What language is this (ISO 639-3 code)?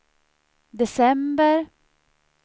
swe